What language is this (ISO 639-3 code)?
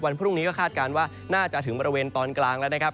tha